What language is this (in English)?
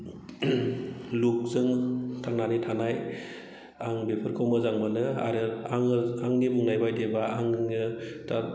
Bodo